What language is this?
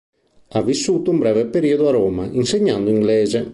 Italian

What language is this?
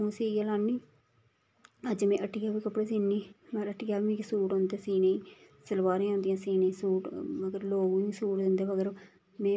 Dogri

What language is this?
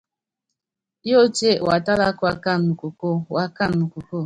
Yangben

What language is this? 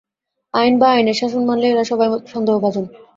Bangla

